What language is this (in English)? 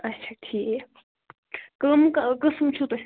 Kashmiri